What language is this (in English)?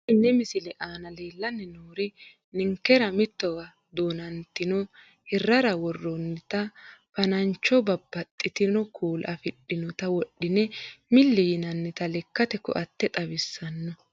Sidamo